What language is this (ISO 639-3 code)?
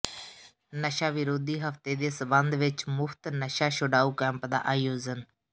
pan